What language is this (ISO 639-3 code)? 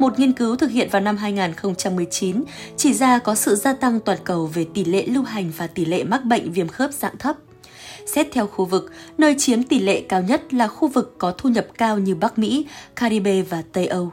vie